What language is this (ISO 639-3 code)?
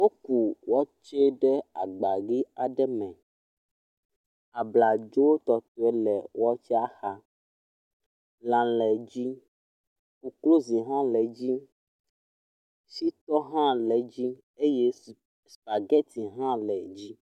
ewe